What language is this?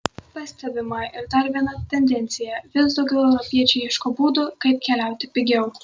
Lithuanian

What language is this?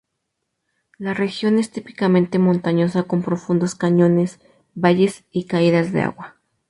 Spanish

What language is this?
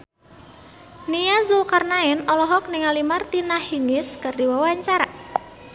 Sundanese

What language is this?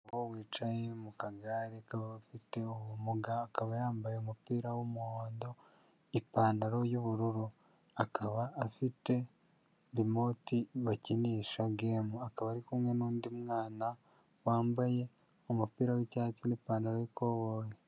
Kinyarwanda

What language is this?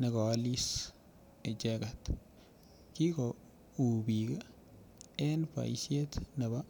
Kalenjin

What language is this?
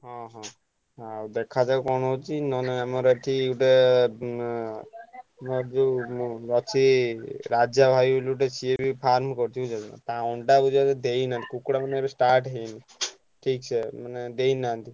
Odia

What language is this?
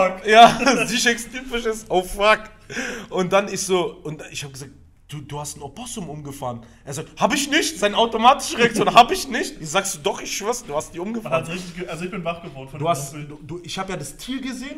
German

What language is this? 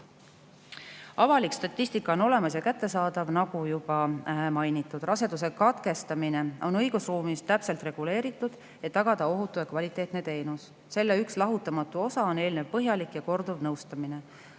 Estonian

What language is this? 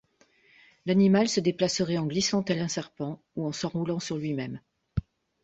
French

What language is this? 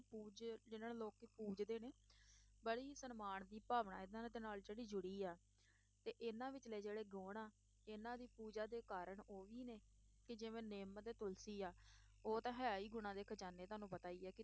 Punjabi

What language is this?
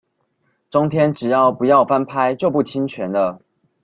Chinese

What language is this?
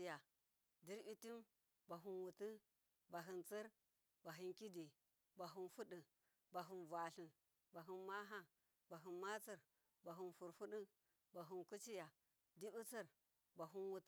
Miya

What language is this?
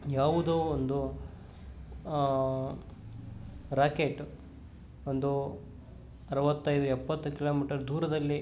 Kannada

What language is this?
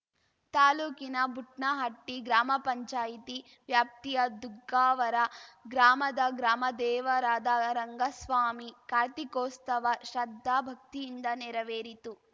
Kannada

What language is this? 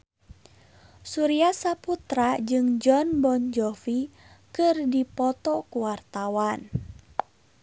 Sundanese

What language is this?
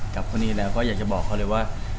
Thai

